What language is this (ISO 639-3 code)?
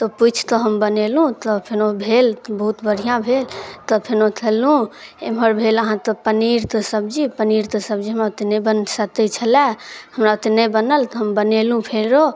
mai